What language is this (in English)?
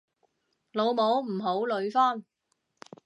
Cantonese